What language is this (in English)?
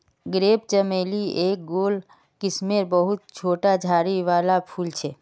Magahi